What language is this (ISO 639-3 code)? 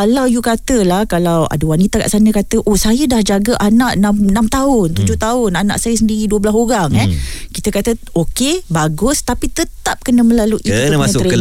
msa